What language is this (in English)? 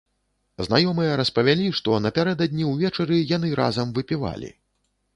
Belarusian